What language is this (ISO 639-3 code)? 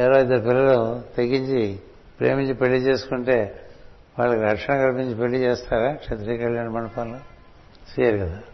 tel